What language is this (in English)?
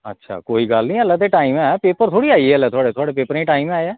Dogri